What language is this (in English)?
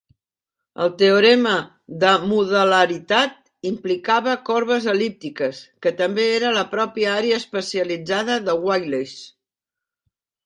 Catalan